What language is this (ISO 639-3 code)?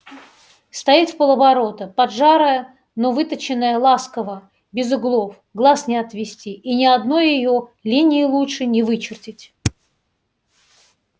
rus